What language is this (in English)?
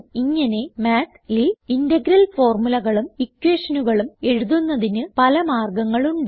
Malayalam